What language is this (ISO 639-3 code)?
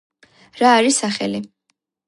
kat